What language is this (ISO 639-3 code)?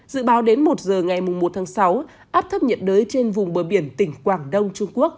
vie